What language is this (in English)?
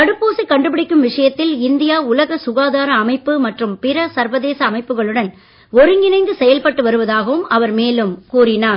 Tamil